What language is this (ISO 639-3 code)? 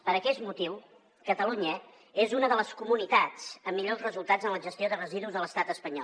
cat